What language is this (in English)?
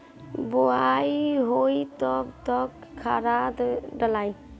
Bhojpuri